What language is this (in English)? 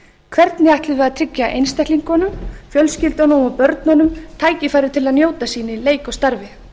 Icelandic